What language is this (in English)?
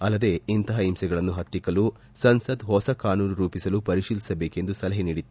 Kannada